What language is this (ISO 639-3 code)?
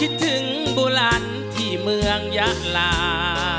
tha